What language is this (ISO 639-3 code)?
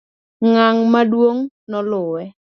luo